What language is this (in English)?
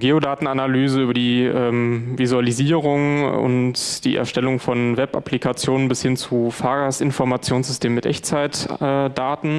German